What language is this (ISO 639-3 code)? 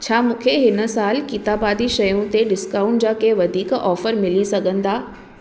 snd